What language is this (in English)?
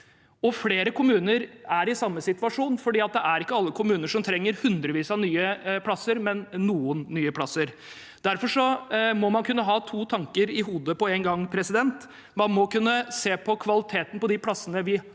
Norwegian